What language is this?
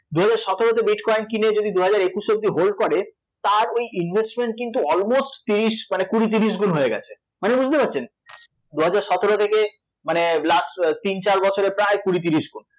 Bangla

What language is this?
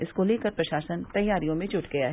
Hindi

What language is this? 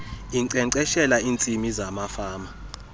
Xhosa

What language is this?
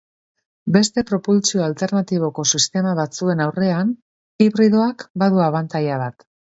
Basque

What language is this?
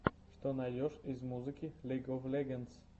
Russian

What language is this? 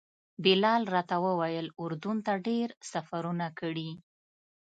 Pashto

